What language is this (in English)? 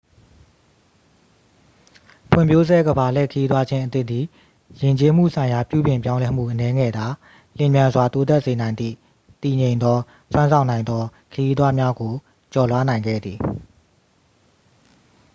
Burmese